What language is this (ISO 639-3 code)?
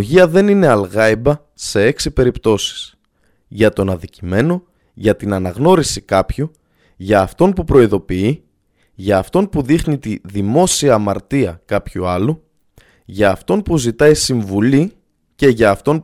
ell